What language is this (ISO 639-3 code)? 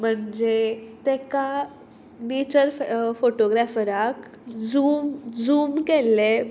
kok